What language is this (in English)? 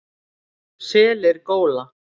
Icelandic